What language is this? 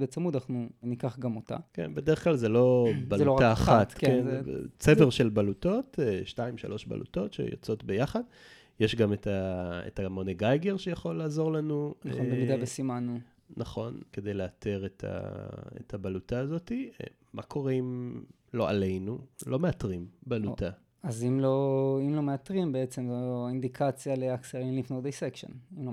Hebrew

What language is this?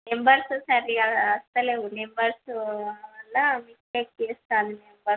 Telugu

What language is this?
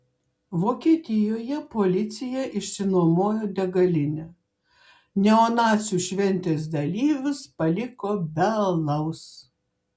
Lithuanian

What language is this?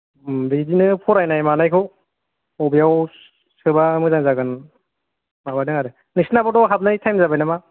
Bodo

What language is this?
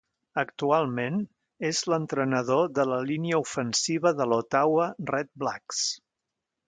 Catalan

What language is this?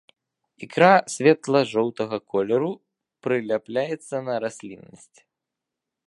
Belarusian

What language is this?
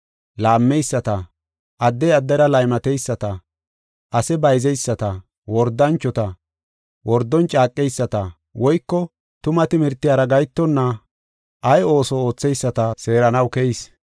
Gofa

